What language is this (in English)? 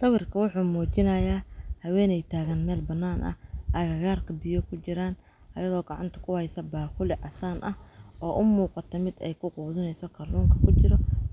Somali